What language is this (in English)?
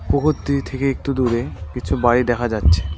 Bangla